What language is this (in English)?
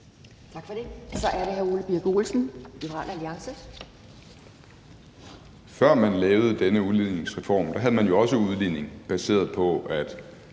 Danish